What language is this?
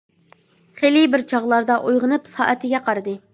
Uyghur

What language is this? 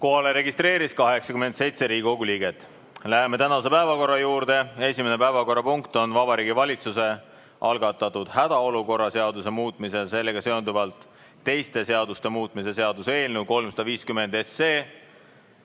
Estonian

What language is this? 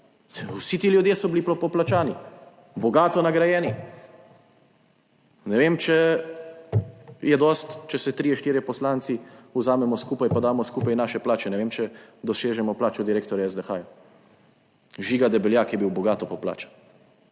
Slovenian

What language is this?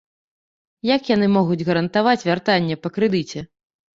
Belarusian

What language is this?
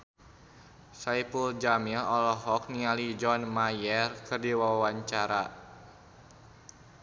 Sundanese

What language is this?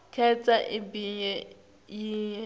Swati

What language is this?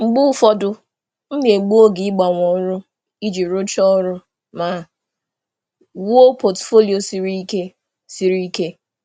Igbo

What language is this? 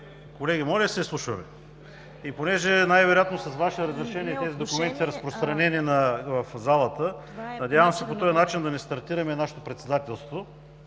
Bulgarian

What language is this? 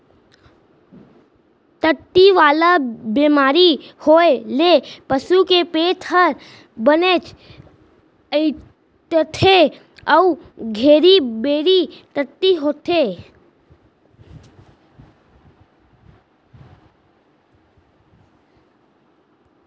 Chhattisgarhi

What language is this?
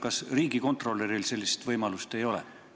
Estonian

